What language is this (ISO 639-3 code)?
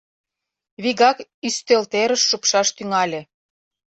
chm